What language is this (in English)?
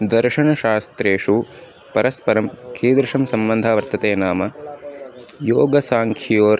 Sanskrit